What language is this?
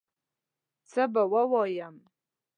Pashto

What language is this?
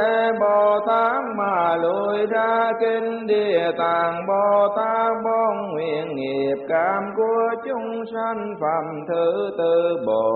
Vietnamese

